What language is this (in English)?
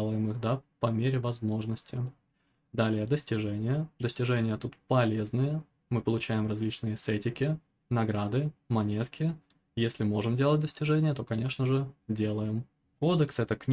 Russian